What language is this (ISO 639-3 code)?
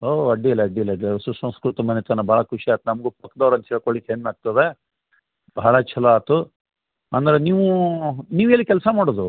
kan